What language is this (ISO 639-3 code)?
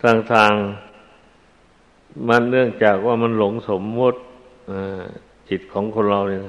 tha